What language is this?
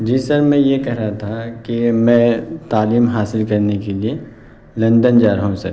Urdu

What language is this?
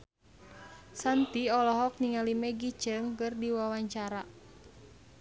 Sundanese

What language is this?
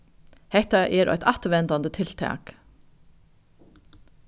Faroese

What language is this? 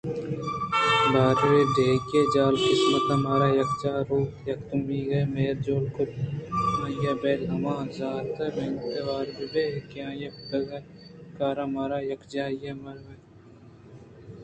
Eastern Balochi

